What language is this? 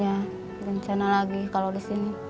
Indonesian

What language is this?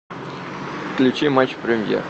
Russian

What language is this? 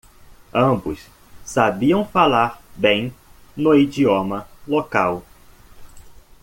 Portuguese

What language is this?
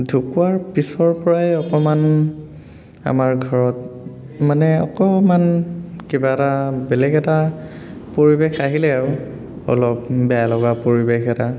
Assamese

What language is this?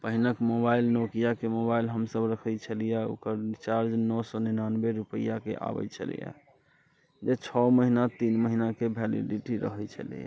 Maithili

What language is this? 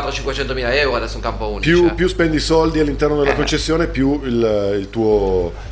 Italian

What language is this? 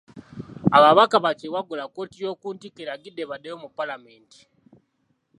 Ganda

